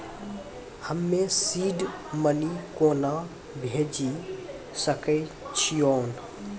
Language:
Maithili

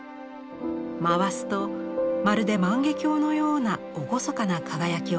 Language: Japanese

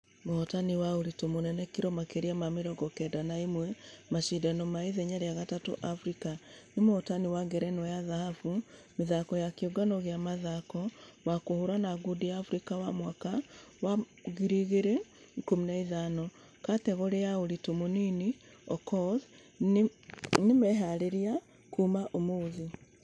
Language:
Kikuyu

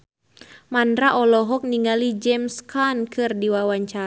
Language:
Sundanese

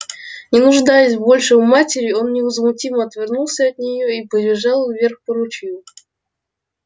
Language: Russian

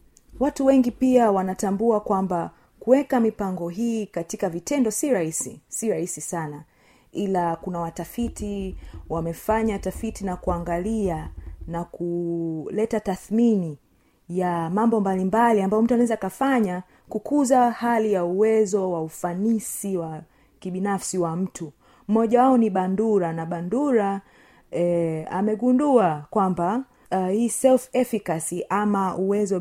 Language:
Swahili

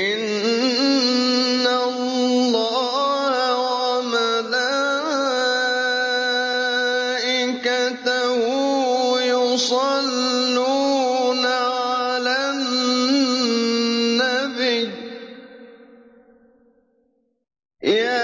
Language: Arabic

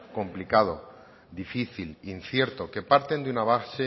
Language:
Spanish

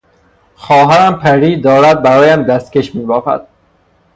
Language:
Persian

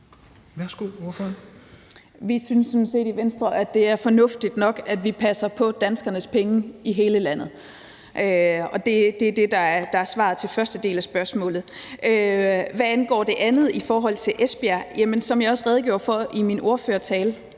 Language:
Danish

